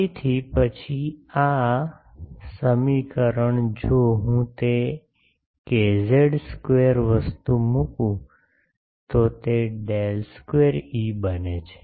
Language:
Gujarati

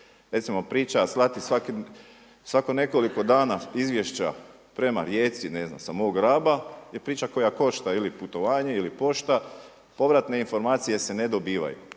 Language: Croatian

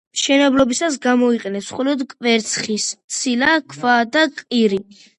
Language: Georgian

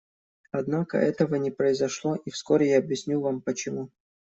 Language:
Russian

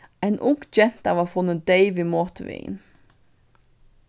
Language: Faroese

